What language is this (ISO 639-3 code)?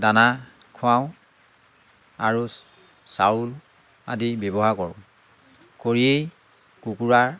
asm